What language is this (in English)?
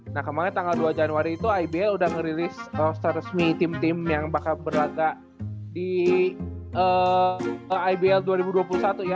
Indonesian